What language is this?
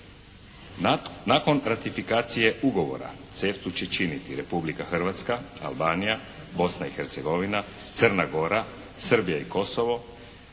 Croatian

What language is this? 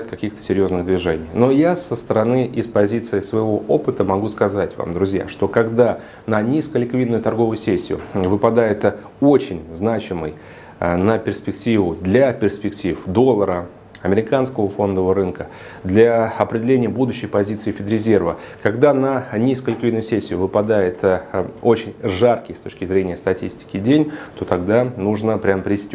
Russian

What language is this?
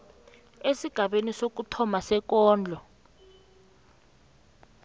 South Ndebele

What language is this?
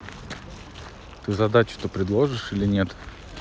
Russian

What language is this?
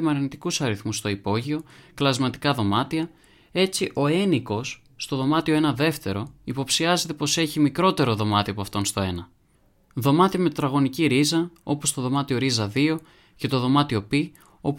Greek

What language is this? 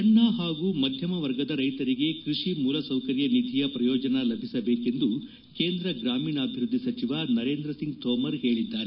Kannada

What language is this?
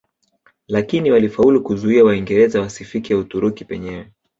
Swahili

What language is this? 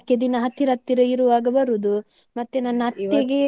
Kannada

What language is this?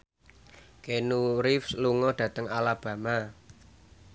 Javanese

